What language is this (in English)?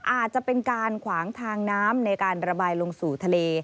Thai